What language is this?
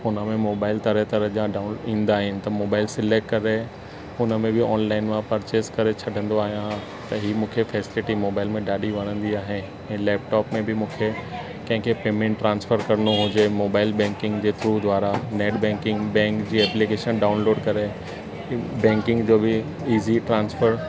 Sindhi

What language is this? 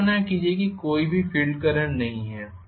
Hindi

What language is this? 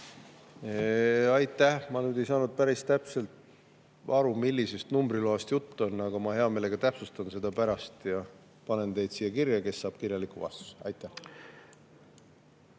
Estonian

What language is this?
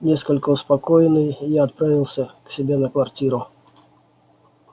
Russian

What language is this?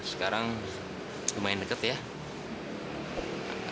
Indonesian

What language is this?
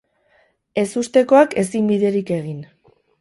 Basque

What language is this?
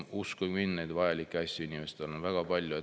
Estonian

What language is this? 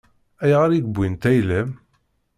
Kabyle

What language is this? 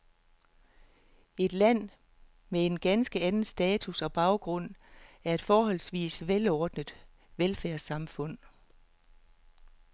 Danish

